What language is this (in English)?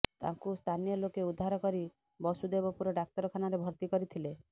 Odia